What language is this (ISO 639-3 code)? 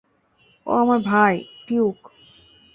ben